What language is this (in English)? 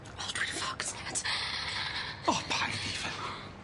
Welsh